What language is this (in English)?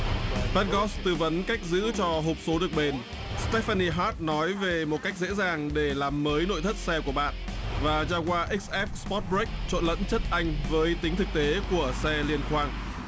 Vietnamese